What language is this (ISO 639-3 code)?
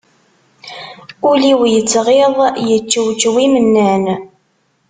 kab